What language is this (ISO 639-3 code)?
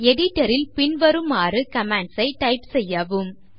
tam